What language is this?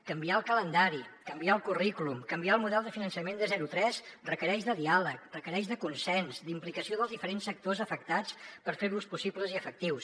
Catalan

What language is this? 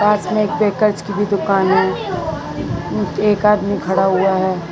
Hindi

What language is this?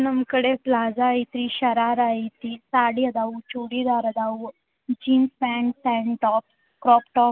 Kannada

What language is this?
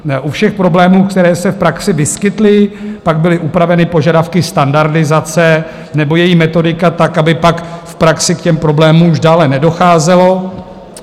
Czech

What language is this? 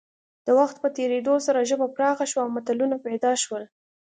Pashto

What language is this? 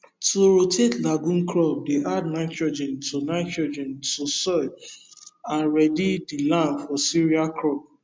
Nigerian Pidgin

